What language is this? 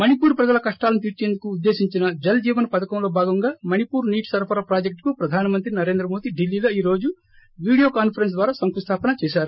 Telugu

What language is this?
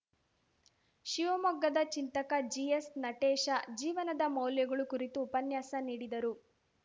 Kannada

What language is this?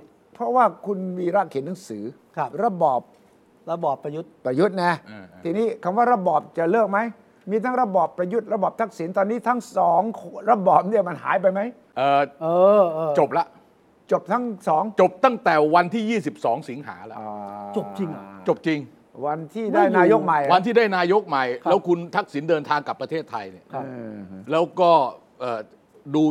Thai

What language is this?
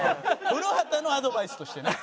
Japanese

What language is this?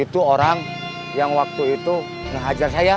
Indonesian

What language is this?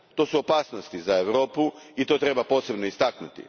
Croatian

